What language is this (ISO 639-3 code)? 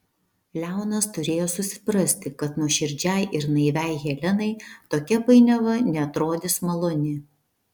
lit